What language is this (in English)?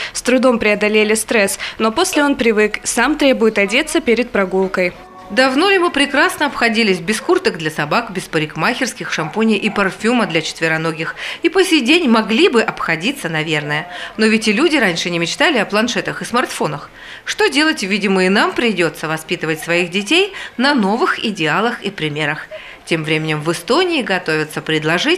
Russian